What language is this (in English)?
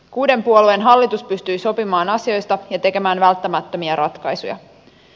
Finnish